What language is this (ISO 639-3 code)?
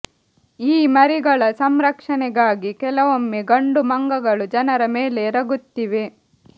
kan